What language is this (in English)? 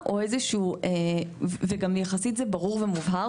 Hebrew